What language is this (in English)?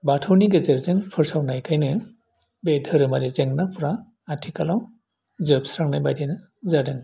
Bodo